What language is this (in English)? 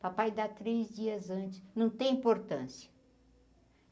Portuguese